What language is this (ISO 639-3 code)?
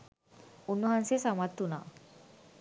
sin